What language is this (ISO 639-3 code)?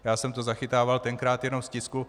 ces